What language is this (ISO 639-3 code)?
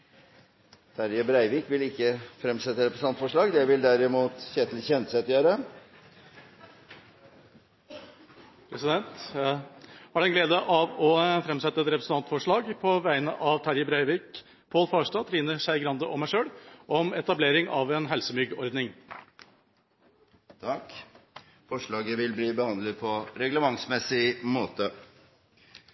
nor